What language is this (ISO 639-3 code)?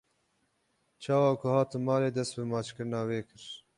kur